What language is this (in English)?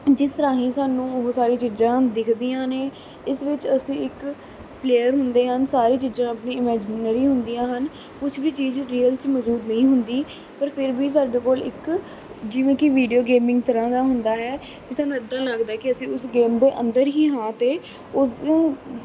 Punjabi